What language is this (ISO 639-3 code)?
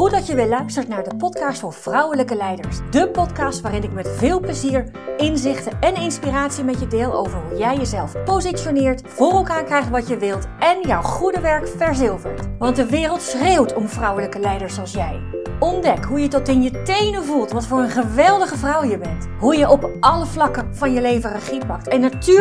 nld